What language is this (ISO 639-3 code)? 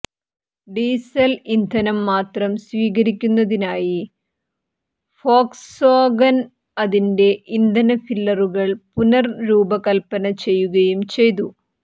mal